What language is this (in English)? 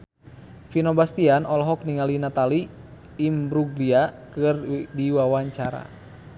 Sundanese